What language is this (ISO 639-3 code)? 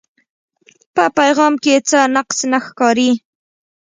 pus